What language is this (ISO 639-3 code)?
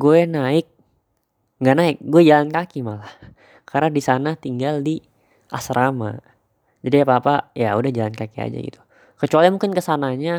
ind